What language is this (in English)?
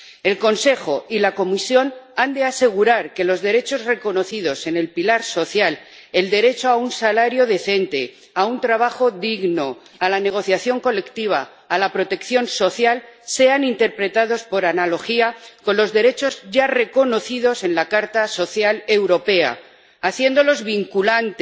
Spanish